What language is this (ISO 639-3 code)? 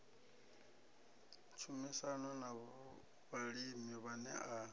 ven